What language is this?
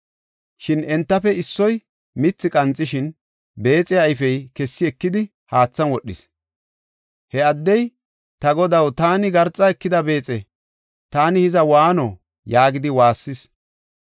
Gofa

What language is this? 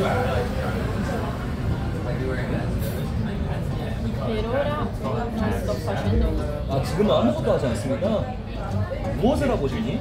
Korean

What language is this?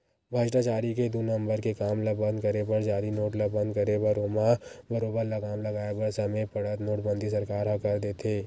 Chhattisgarhi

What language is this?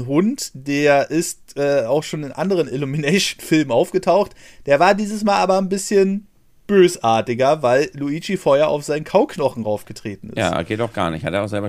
German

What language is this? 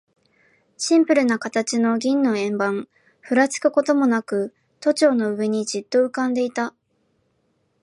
Japanese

